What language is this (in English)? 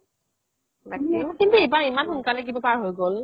Assamese